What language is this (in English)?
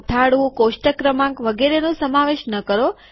Gujarati